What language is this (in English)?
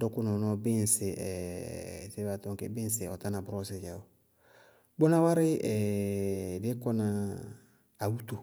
Bago-Kusuntu